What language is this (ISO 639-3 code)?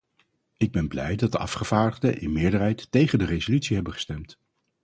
nld